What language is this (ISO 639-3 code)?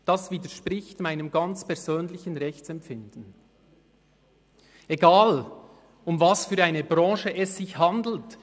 gsw